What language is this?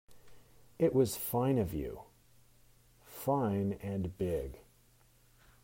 English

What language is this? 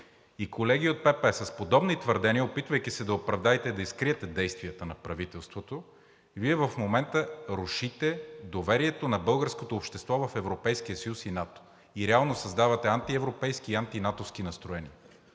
Bulgarian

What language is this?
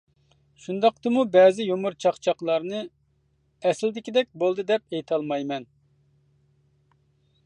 Uyghur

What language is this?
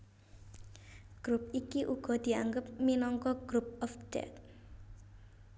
Javanese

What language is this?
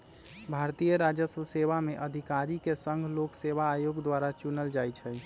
Magahi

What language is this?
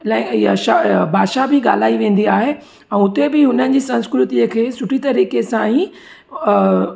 Sindhi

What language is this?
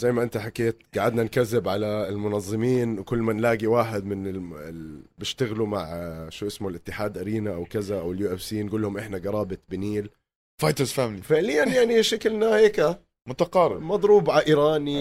Arabic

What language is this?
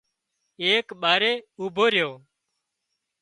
Wadiyara Koli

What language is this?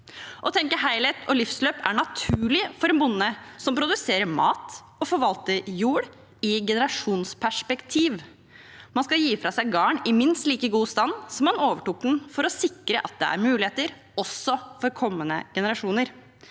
Norwegian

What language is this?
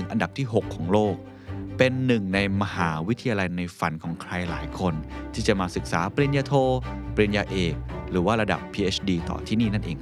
Thai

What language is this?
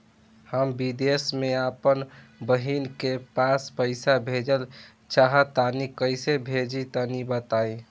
Bhojpuri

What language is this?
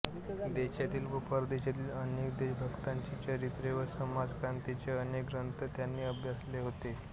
Marathi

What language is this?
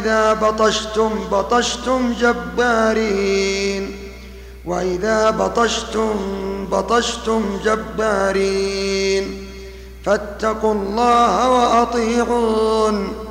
Arabic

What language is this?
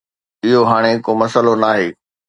Sindhi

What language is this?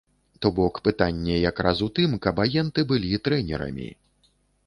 Belarusian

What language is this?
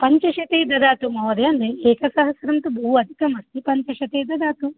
Sanskrit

